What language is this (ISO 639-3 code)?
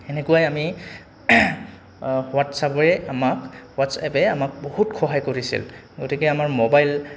asm